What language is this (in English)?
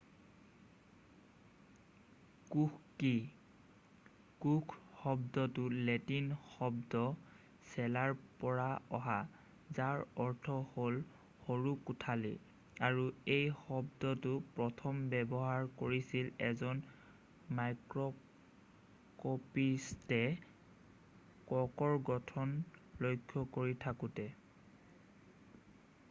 Assamese